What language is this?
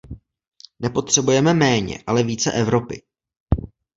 Czech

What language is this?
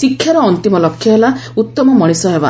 Odia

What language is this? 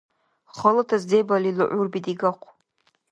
Dargwa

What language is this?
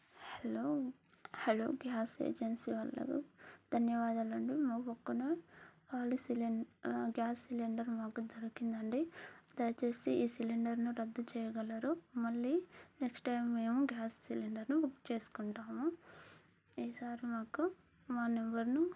Telugu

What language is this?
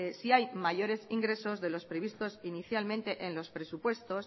Spanish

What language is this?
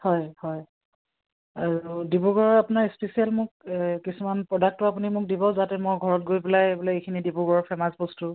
Assamese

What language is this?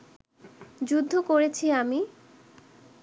Bangla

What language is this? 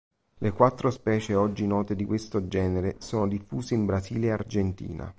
Italian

